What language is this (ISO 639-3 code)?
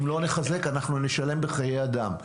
heb